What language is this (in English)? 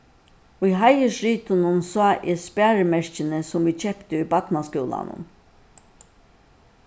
Faroese